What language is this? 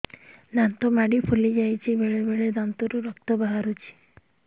Odia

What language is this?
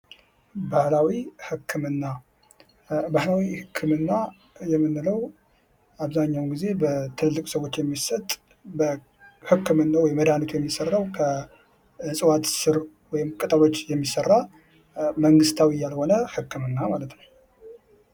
Amharic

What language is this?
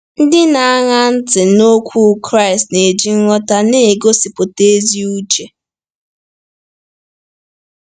Igbo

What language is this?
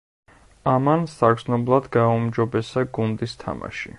Georgian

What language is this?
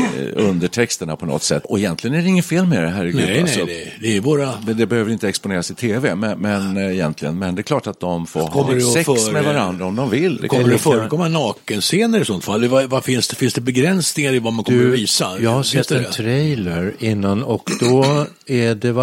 Swedish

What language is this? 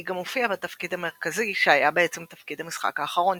Hebrew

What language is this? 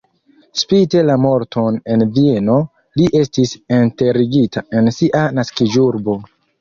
Esperanto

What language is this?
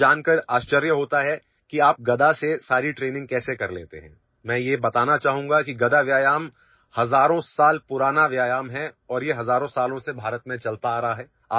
Assamese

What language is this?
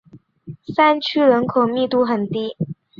Chinese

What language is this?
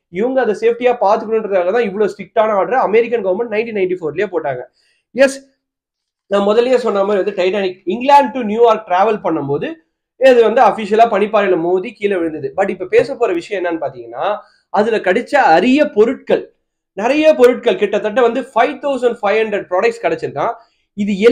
Tamil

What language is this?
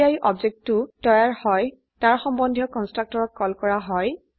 Assamese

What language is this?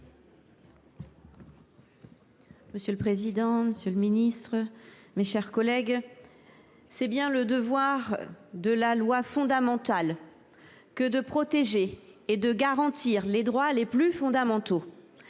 French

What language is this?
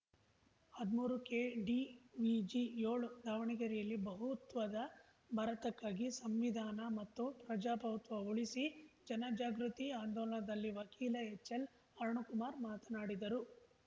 Kannada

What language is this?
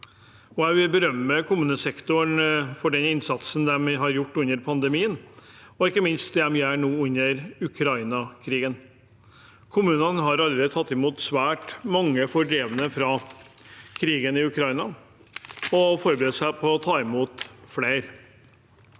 Norwegian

